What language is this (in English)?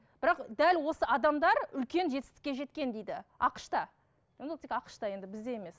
Kazakh